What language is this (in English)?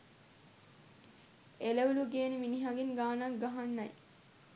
Sinhala